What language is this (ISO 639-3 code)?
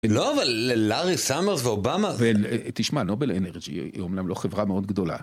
heb